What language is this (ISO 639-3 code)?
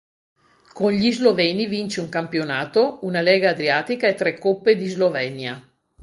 ita